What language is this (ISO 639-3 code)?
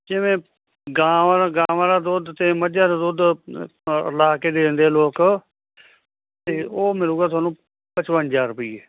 pan